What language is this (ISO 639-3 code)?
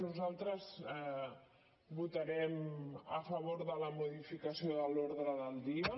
cat